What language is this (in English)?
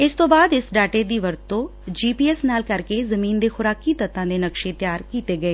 Punjabi